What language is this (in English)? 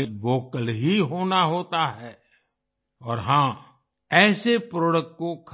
Hindi